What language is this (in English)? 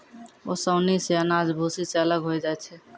Maithili